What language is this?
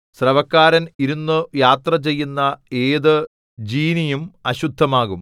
Malayalam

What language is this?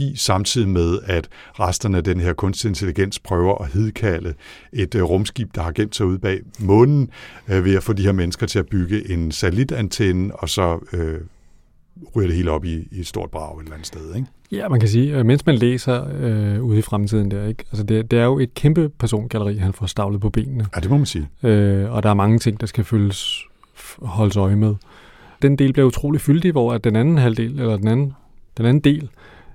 Danish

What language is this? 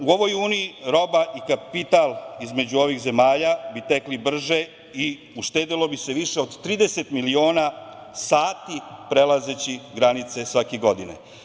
Serbian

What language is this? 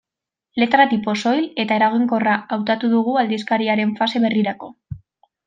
Basque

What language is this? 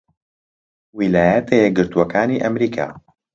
Central Kurdish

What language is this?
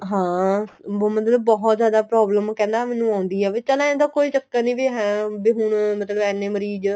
Punjabi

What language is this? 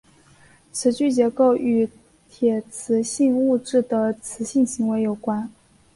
Chinese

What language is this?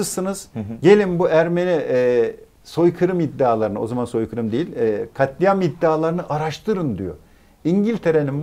Turkish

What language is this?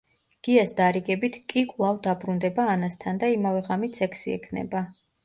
Georgian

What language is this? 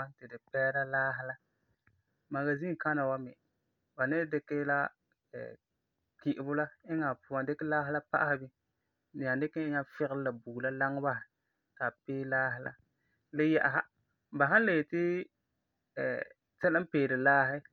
Frafra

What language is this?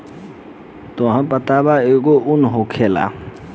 Bhojpuri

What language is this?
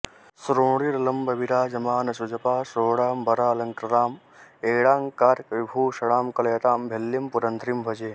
Sanskrit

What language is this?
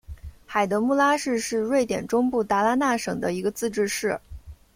Chinese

